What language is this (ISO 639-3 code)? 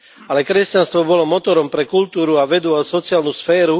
slk